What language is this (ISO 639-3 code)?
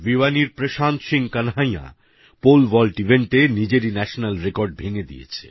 ben